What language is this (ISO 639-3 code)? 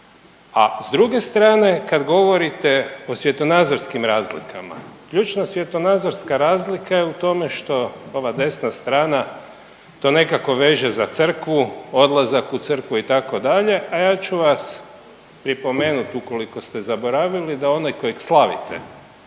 hrv